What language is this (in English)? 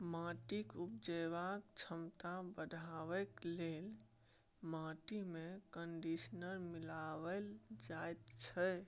Maithili